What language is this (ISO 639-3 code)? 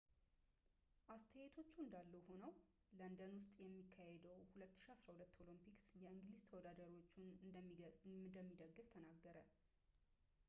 amh